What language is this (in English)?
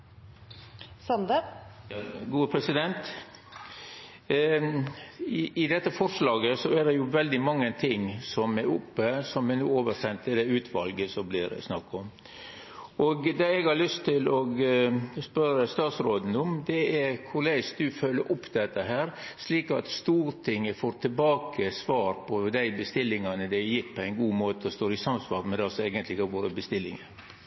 Norwegian